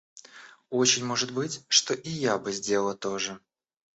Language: Russian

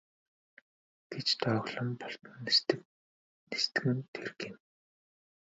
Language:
Mongolian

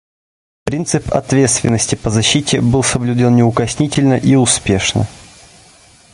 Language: Russian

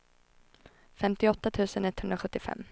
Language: Swedish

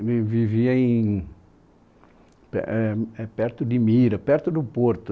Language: Portuguese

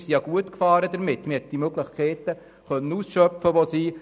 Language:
Swiss German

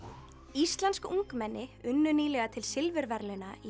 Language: Icelandic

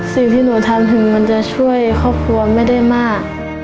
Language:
Thai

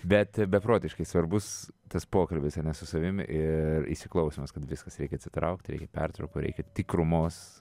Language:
Lithuanian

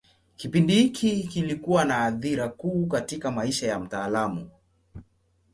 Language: Swahili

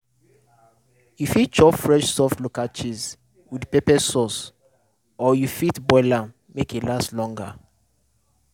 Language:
Nigerian Pidgin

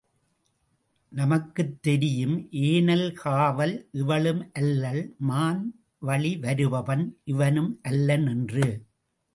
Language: Tamil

